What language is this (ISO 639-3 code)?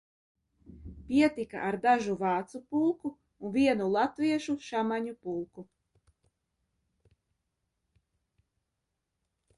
lav